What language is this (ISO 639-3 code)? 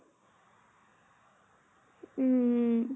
asm